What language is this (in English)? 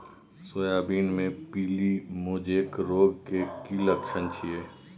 Maithili